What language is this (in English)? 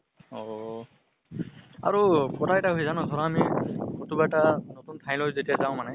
Assamese